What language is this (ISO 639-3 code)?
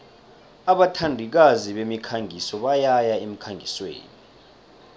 nbl